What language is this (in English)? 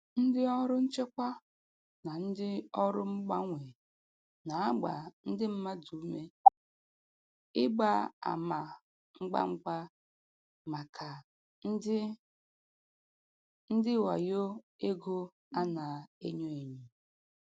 Igbo